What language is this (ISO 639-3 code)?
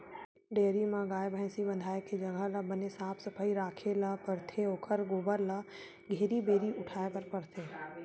hne